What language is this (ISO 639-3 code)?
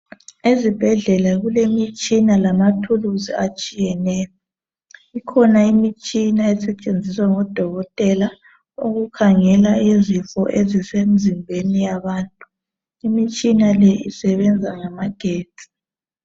nde